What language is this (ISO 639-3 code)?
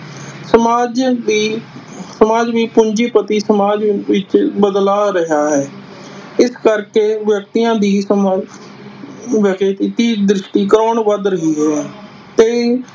pan